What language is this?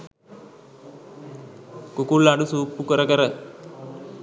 Sinhala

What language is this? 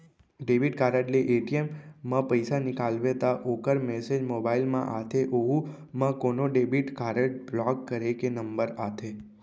Chhattisgarhi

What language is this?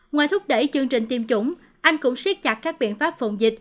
Vietnamese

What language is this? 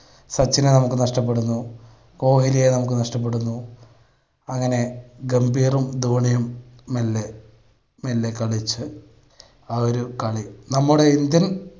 Malayalam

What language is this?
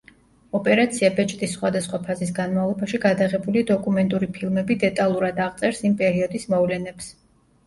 Georgian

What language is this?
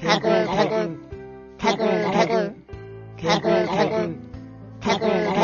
Korean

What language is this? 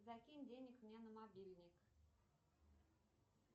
Russian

